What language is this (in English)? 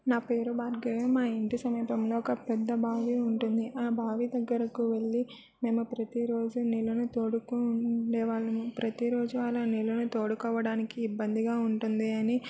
Telugu